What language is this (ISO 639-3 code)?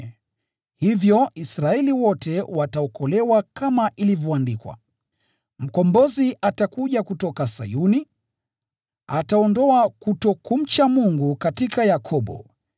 swa